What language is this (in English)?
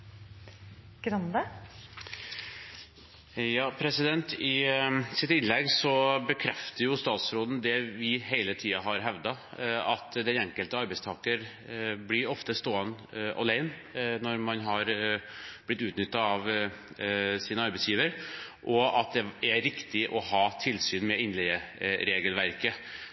Norwegian Bokmål